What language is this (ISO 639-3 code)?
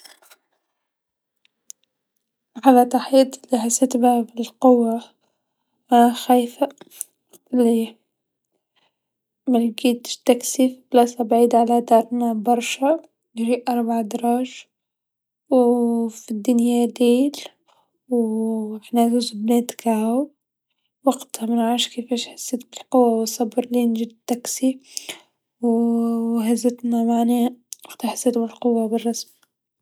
aeb